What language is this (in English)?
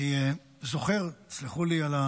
Hebrew